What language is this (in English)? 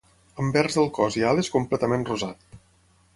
Catalan